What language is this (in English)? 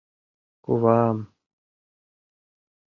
Mari